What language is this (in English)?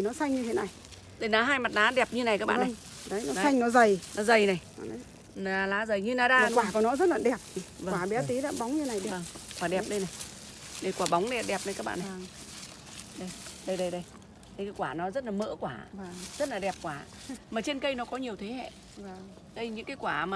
Vietnamese